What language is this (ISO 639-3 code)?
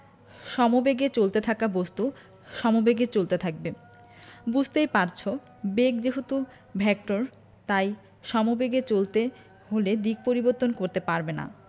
ben